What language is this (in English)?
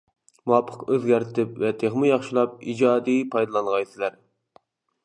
Uyghur